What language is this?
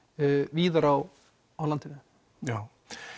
Icelandic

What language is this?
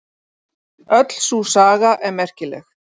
Icelandic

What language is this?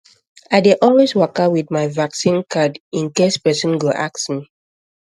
Nigerian Pidgin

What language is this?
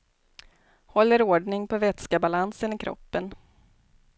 Swedish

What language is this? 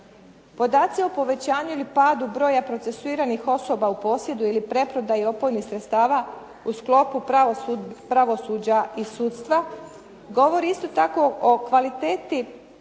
Croatian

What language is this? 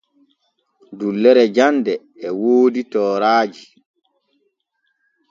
Borgu Fulfulde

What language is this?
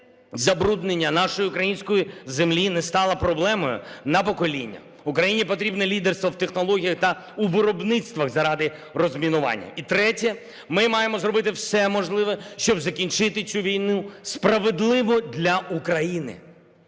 Ukrainian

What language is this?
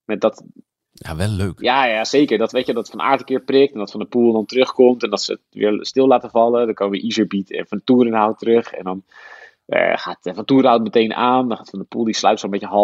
Dutch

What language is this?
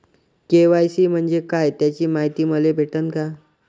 Marathi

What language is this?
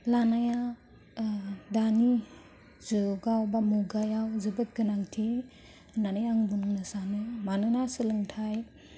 Bodo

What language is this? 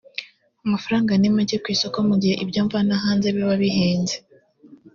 Kinyarwanda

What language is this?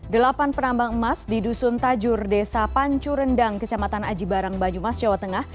Indonesian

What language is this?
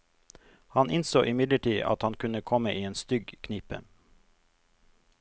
Norwegian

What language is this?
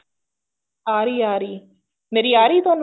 Punjabi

